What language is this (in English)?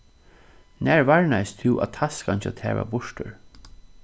Faroese